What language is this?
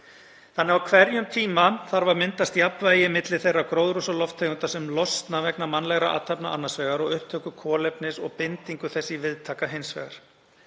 Icelandic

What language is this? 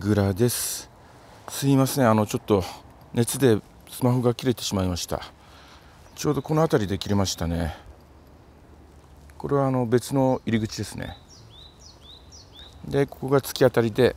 Japanese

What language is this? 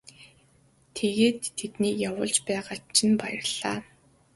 Mongolian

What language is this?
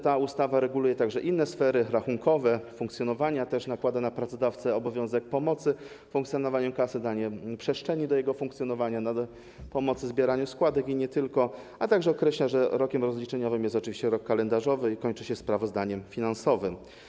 Polish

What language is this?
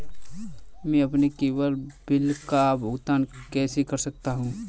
Hindi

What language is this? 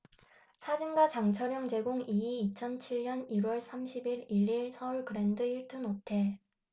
Korean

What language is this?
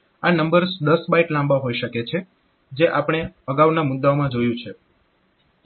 Gujarati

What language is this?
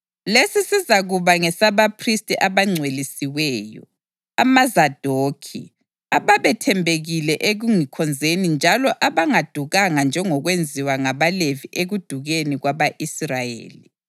North Ndebele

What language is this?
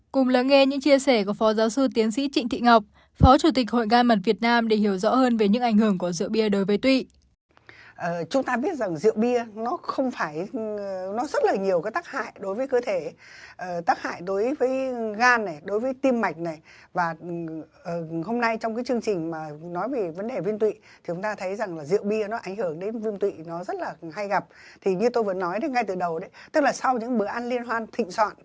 Vietnamese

